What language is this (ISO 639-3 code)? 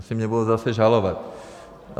ces